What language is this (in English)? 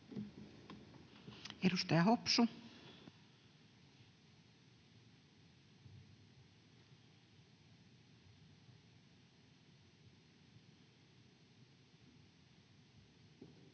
Finnish